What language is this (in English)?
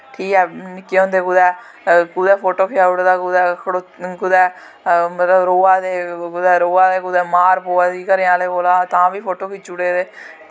Dogri